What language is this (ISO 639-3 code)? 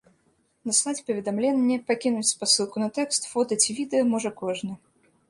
bel